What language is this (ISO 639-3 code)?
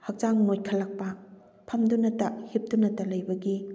mni